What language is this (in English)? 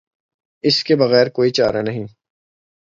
Urdu